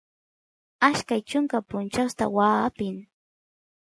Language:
Santiago del Estero Quichua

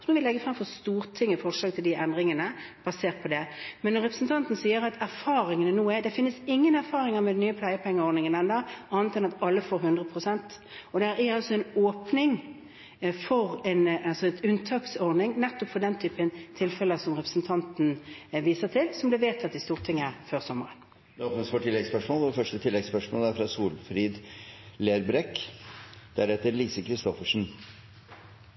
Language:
Norwegian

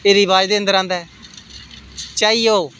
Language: Dogri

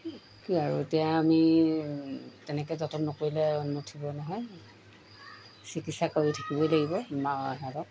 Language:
Assamese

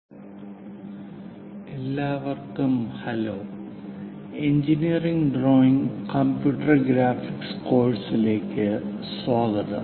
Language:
Malayalam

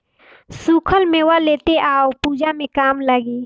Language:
Bhojpuri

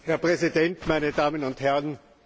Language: German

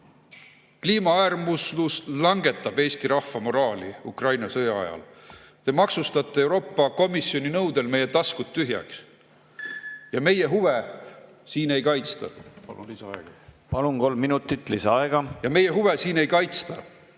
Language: Estonian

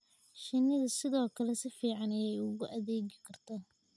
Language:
Somali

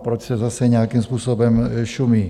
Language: Czech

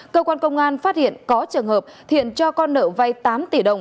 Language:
Vietnamese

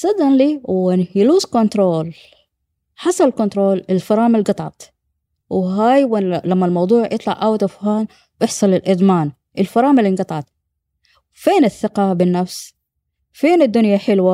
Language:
Arabic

